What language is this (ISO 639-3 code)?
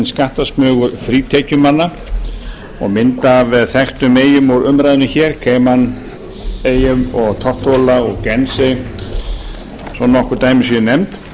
isl